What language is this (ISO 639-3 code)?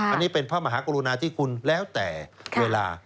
tha